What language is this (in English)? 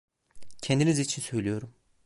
Turkish